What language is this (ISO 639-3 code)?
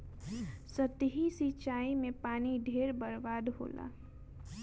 bho